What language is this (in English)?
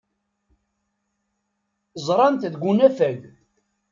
Kabyle